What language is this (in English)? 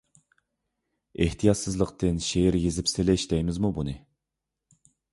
Uyghur